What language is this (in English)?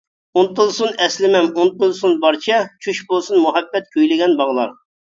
Uyghur